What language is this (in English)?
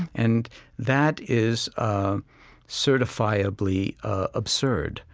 English